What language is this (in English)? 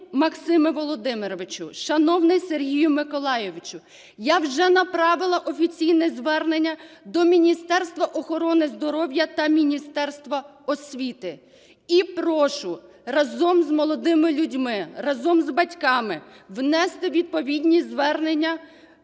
Ukrainian